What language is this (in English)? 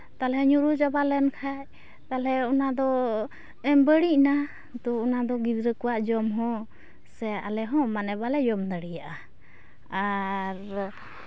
Santali